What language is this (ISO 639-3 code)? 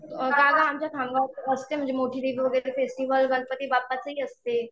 mar